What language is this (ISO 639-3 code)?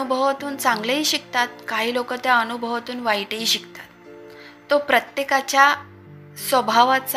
mar